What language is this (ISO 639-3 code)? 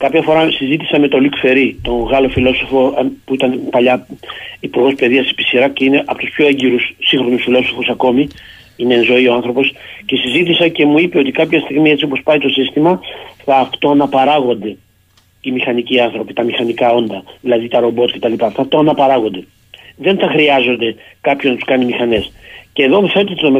ell